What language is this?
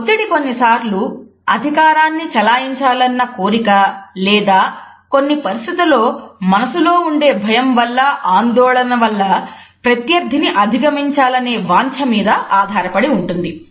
Telugu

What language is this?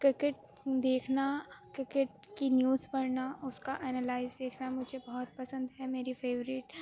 Urdu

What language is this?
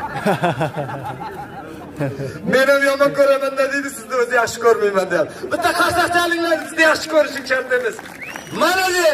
Turkish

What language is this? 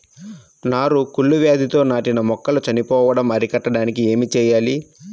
Telugu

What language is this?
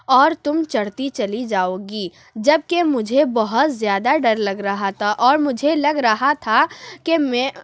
Urdu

